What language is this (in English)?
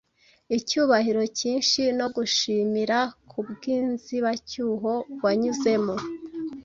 Kinyarwanda